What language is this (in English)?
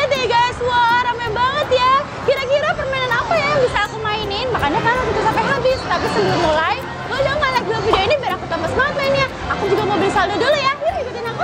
Indonesian